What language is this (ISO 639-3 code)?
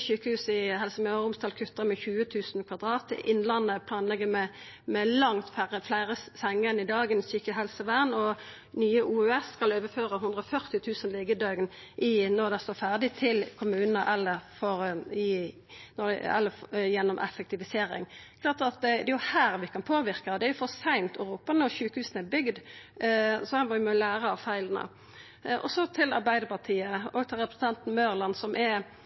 nno